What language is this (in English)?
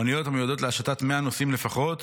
Hebrew